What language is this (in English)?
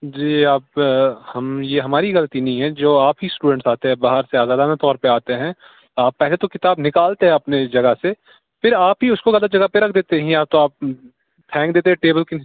Urdu